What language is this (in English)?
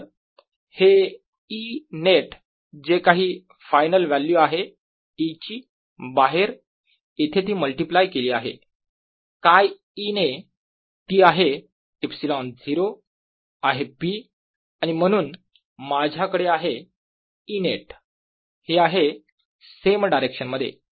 Marathi